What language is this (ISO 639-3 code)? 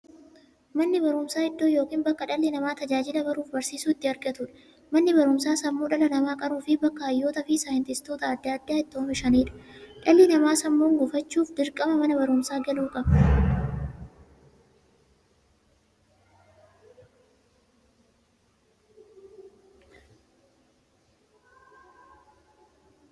orm